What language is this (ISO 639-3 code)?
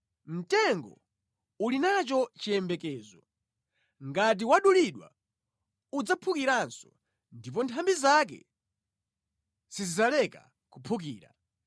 nya